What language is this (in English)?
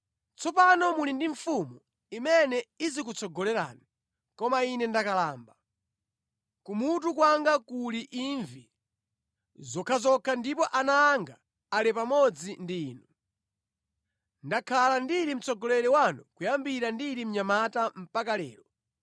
Nyanja